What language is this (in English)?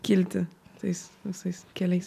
Lithuanian